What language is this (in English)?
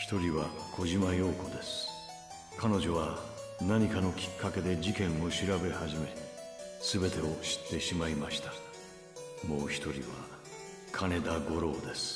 Japanese